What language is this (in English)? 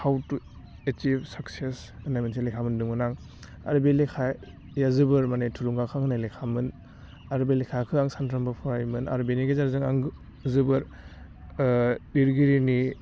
Bodo